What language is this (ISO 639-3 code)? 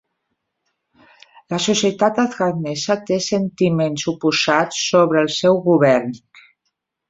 cat